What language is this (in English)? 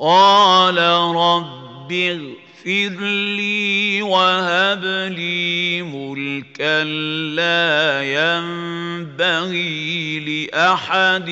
Arabic